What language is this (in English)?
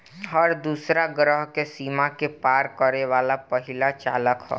Bhojpuri